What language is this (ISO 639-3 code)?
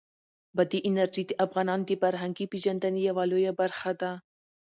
pus